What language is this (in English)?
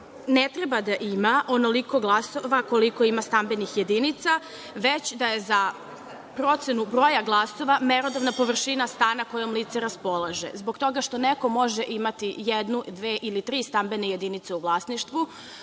Serbian